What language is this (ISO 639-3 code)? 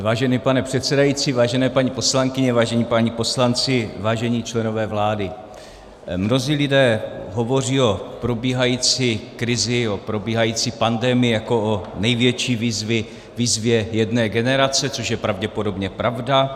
ces